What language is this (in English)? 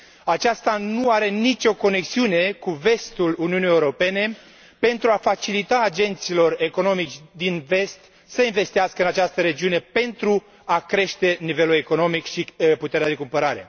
Romanian